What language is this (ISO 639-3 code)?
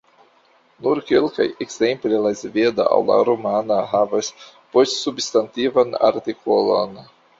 epo